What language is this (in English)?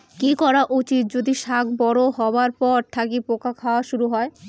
Bangla